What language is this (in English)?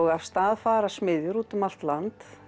Icelandic